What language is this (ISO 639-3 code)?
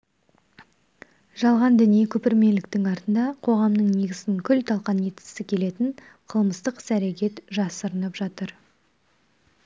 kaz